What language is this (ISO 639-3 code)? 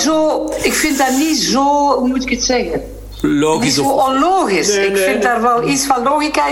nld